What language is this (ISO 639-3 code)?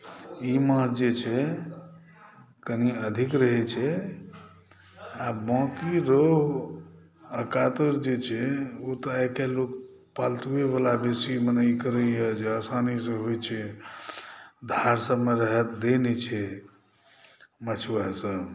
mai